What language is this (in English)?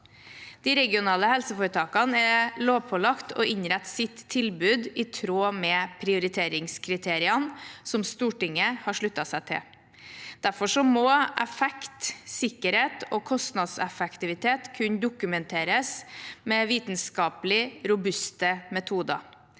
Norwegian